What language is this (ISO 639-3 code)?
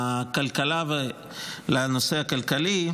heb